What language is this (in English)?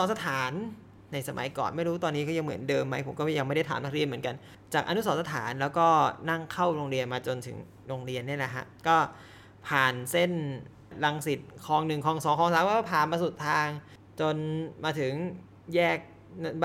Thai